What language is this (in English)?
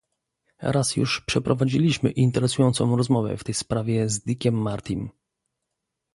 Polish